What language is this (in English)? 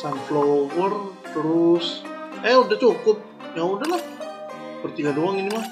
Indonesian